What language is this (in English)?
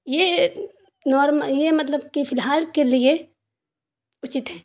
Urdu